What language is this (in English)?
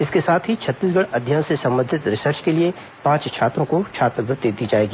Hindi